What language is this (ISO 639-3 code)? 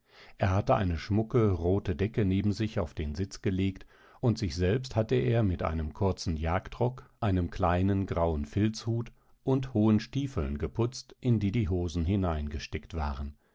deu